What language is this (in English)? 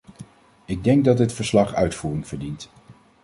Dutch